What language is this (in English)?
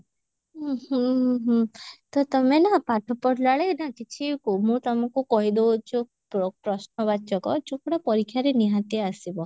Odia